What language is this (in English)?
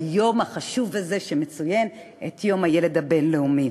Hebrew